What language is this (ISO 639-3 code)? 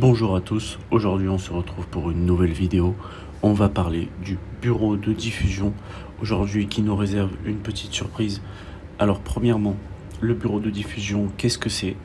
fra